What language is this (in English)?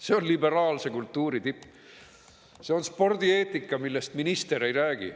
Estonian